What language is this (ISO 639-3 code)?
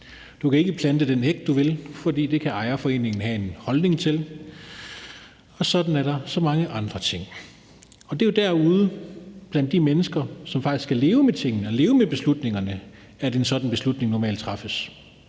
dan